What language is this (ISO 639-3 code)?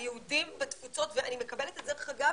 heb